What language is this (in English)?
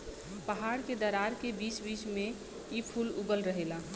Bhojpuri